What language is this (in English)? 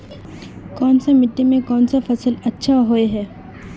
Magahi